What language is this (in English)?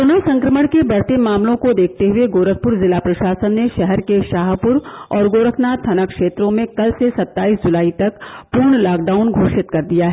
Hindi